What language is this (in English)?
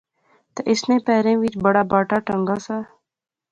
Pahari-Potwari